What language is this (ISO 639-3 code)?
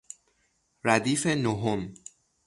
fas